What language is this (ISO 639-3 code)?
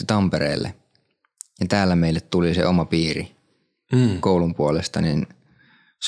fin